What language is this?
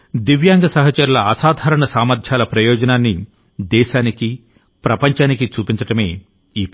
Telugu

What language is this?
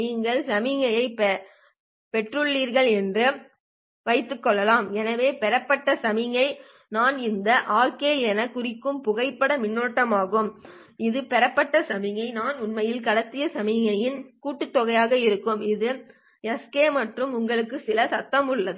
Tamil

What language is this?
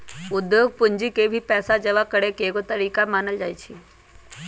Magahi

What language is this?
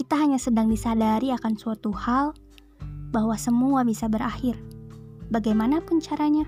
Indonesian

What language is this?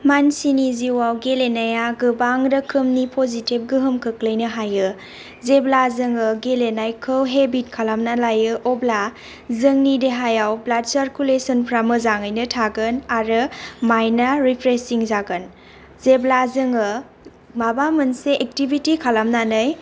Bodo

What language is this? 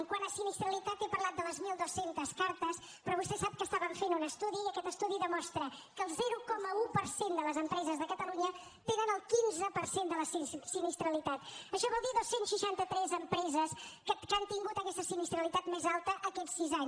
Catalan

